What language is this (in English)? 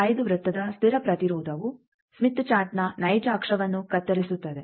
Kannada